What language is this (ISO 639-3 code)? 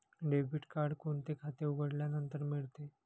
mar